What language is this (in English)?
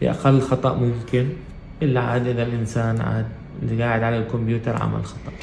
Arabic